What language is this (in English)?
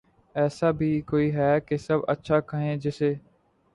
Urdu